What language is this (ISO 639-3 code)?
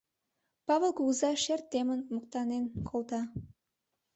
chm